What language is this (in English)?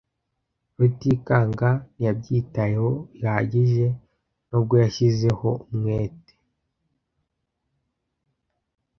Kinyarwanda